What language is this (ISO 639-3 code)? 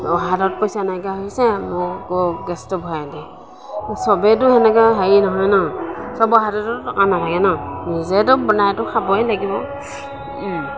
asm